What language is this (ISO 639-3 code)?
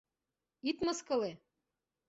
chm